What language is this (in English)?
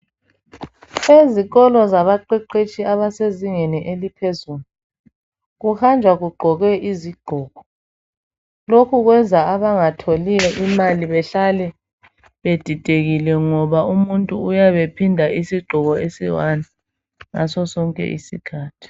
North Ndebele